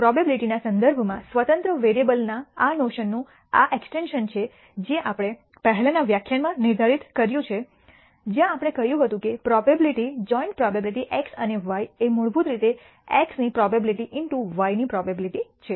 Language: Gujarati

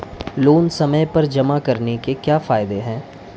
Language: Hindi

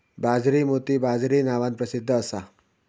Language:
Marathi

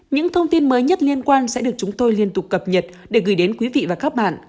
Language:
Vietnamese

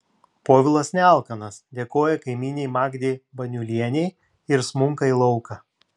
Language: Lithuanian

